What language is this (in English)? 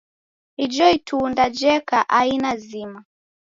Taita